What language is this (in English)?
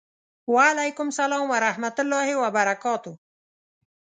Pashto